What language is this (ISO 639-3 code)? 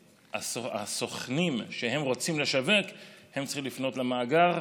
heb